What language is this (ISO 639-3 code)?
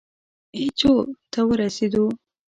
pus